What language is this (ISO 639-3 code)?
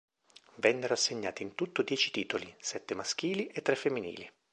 ita